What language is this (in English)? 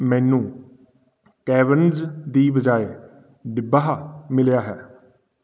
Punjabi